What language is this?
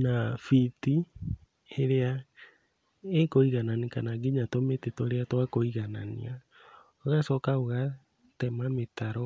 Kikuyu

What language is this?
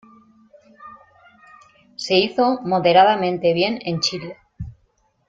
Spanish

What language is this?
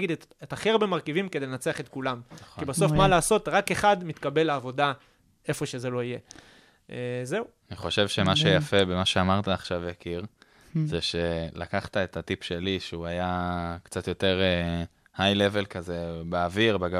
Hebrew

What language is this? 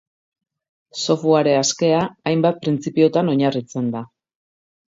Basque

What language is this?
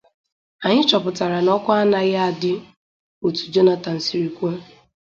Igbo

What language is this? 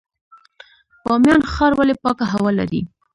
Pashto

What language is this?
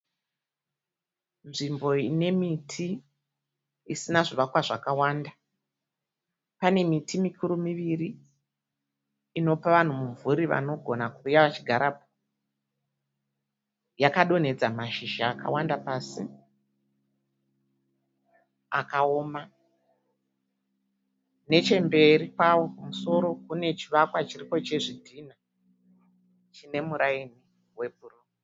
Shona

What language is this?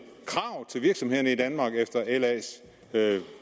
Danish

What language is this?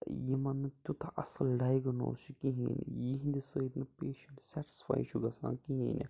Kashmiri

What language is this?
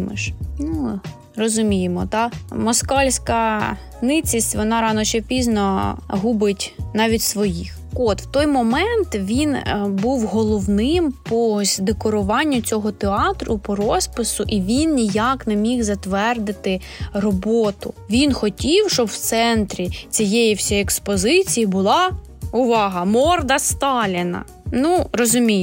Ukrainian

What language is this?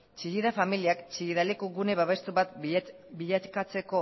Basque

